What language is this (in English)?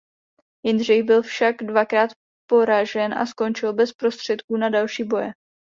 Czech